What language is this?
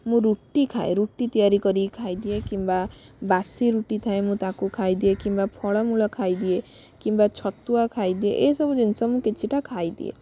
Odia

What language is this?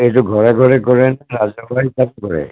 Assamese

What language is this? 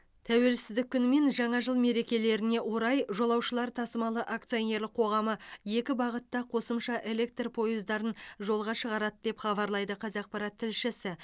Kazakh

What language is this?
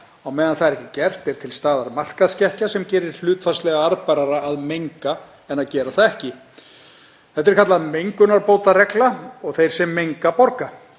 Icelandic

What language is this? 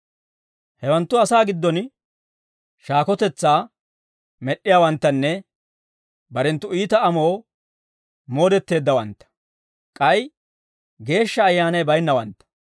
Dawro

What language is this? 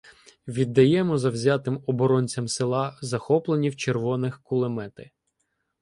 Ukrainian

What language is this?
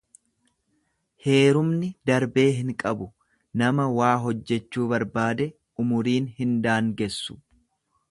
Oromo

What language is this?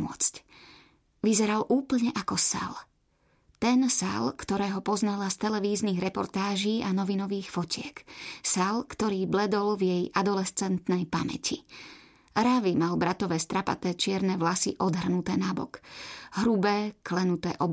Slovak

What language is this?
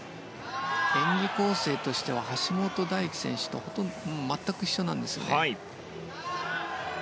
Japanese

